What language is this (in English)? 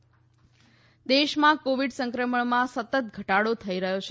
Gujarati